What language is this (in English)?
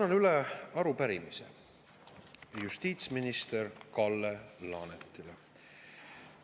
Estonian